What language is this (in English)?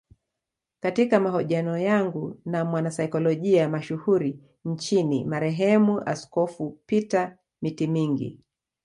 Swahili